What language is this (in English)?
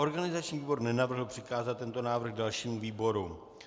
Czech